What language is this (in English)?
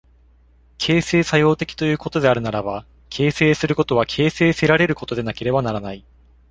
Japanese